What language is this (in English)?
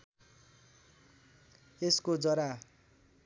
Nepali